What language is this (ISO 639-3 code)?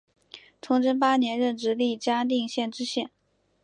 zho